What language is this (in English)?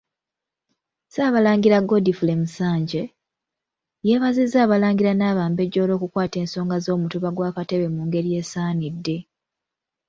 Ganda